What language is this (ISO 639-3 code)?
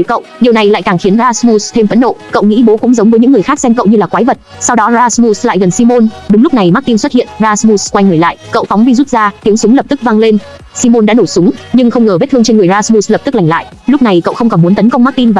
vie